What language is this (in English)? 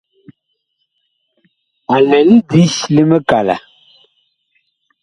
Bakoko